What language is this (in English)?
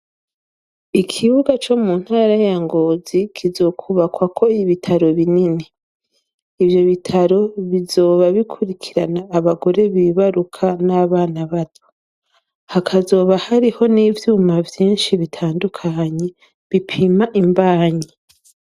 Rundi